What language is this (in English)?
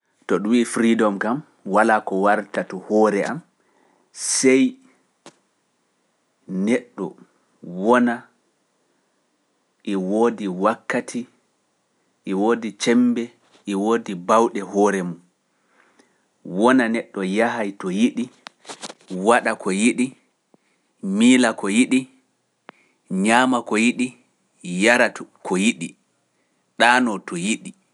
Pular